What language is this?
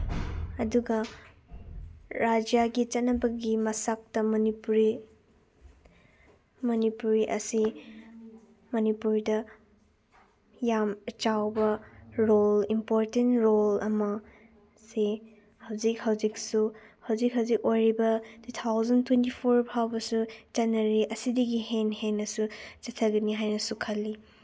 Manipuri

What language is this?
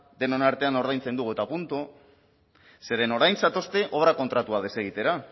Basque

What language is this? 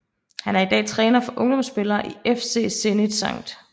Danish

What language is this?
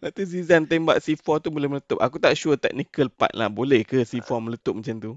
Malay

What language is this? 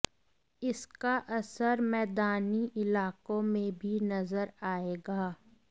Hindi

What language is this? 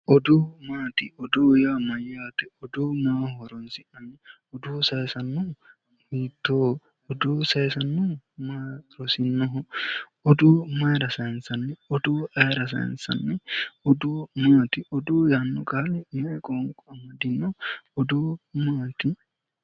Sidamo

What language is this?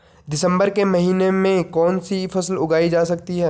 Hindi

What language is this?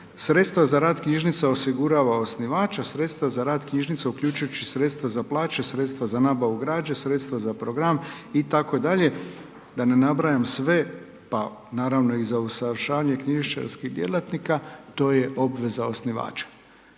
Croatian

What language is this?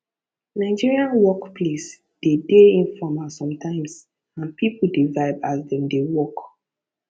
Nigerian Pidgin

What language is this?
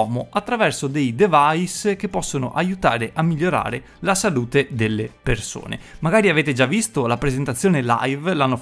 Italian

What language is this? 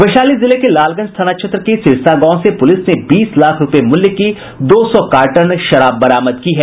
Hindi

